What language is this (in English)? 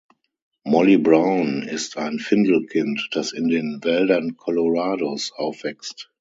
German